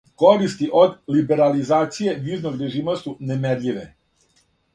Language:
Serbian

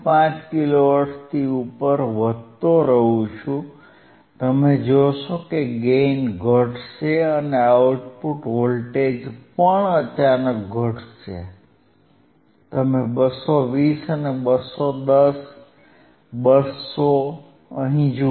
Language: Gujarati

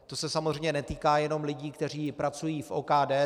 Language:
Czech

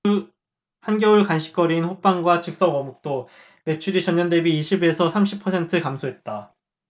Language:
Korean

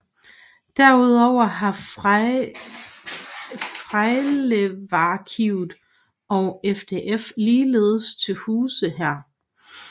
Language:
Danish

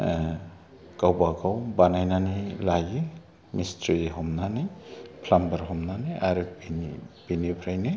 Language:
Bodo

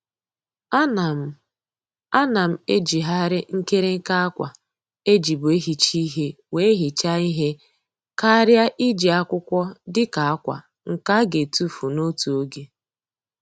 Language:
Igbo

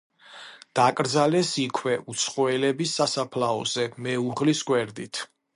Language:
Georgian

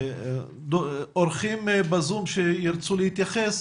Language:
Hebrew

